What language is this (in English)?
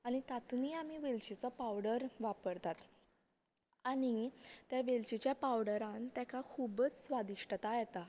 Konkani